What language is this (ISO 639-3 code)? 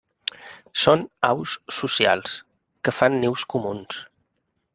cat